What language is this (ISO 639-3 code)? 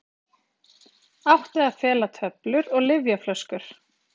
isl